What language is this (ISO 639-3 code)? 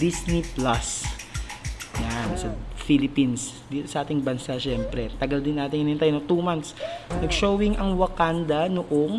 fil